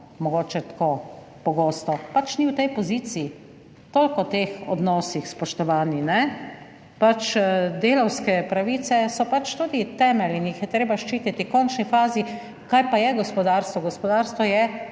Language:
Slovenian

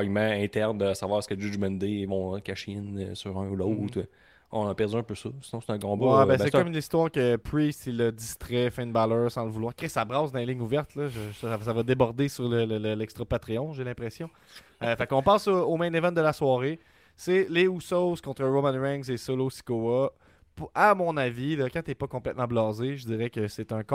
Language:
French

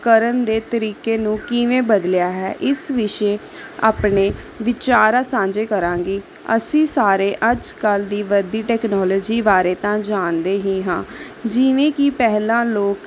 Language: Punjabi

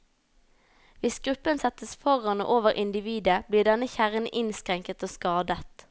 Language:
Norwegian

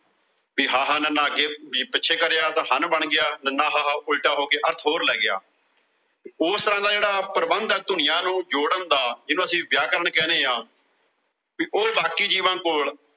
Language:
Punjabi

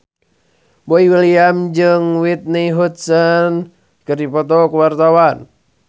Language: Sundanese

